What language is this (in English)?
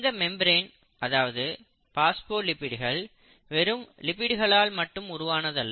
Tamil